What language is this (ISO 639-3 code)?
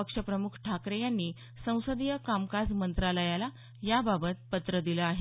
mar